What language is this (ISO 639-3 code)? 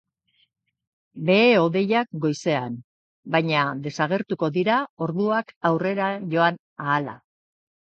eus